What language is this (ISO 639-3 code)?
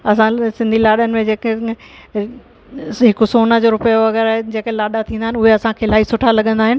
snd